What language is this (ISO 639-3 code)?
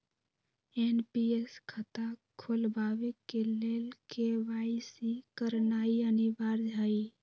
mag